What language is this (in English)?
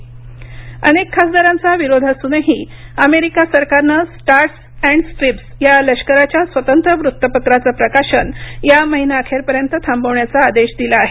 Marathi